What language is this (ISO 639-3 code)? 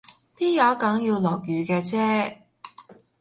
yue